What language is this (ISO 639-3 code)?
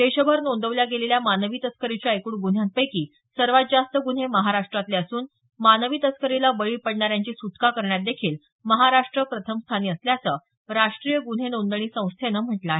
mar